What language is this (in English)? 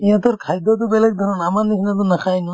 Assamese